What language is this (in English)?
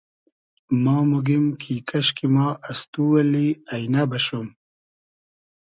Hazaragi